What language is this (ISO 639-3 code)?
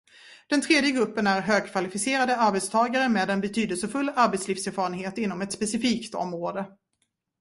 swe